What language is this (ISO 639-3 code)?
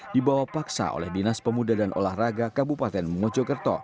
ind